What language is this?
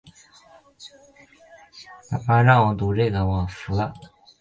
Chinese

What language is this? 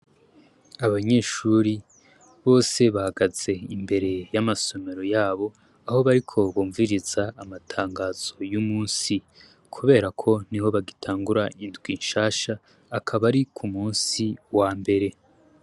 Rundi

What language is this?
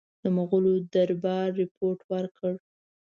Pashto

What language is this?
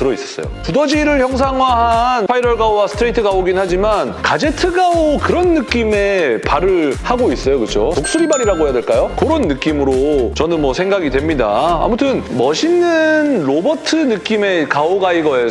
Korean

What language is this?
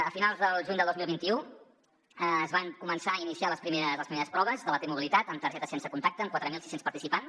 Catalan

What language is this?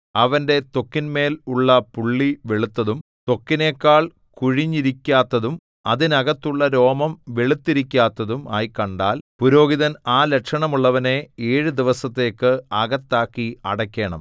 Malayalam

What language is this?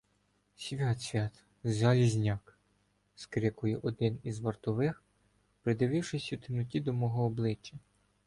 Ukrainian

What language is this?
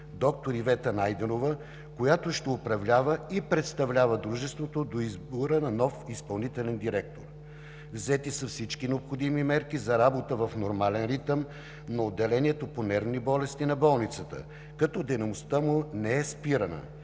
Bulgarian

